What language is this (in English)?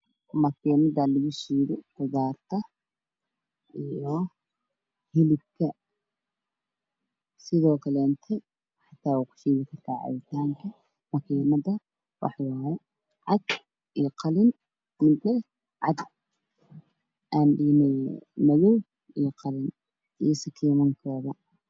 Somali